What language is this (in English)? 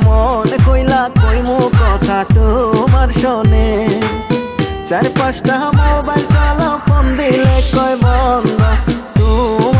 Arabic